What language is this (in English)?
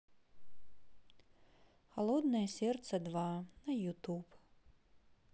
Russian